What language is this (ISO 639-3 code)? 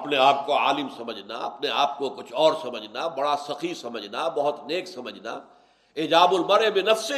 urd